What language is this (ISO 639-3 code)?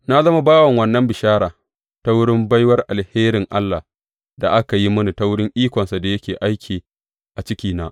hau